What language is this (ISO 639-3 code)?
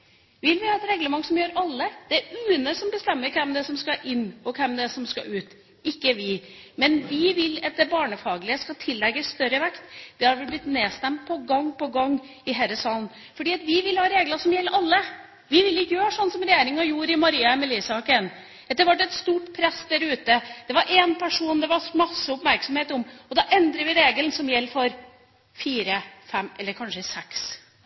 nob